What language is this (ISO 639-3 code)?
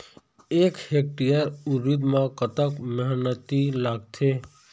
hne